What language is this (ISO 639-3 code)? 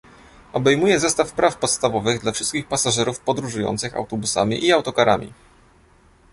pol